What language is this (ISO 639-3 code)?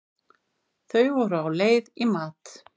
isl